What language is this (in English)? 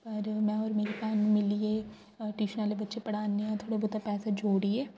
Dogri